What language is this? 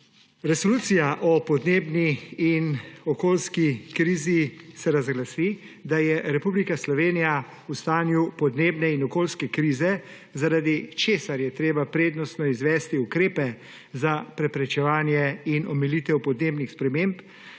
Slovenian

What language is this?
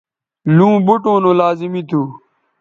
Bateri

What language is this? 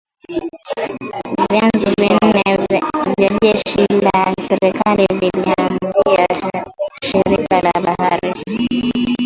Swahili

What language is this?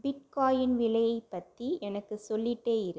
Tamil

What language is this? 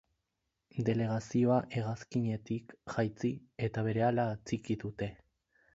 Basque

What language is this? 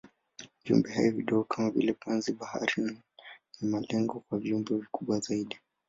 Swahili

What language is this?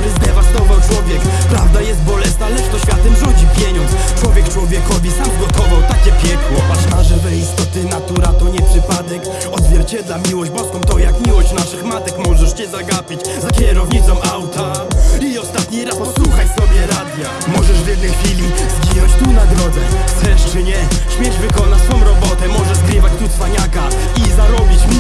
Polish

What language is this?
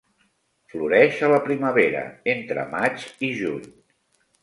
Catalan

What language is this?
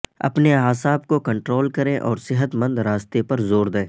Urdu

